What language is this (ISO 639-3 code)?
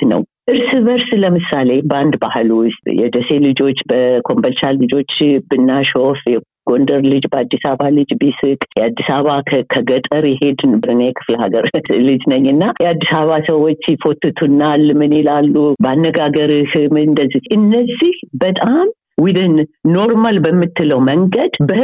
amh